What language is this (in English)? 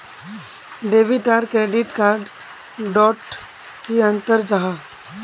Magahi